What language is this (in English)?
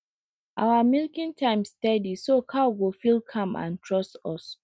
Nigerian Pidgin